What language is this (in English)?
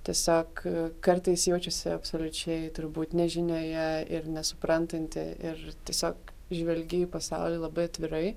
Lithuanian